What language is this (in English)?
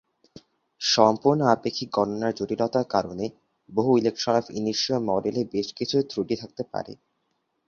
Bangla